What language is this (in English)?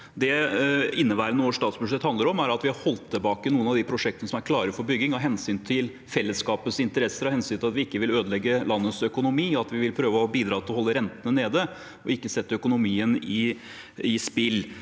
Norwegian